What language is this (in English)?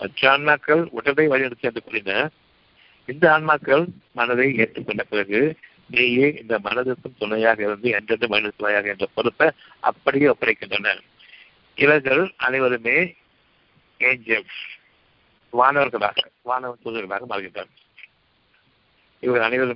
Tamil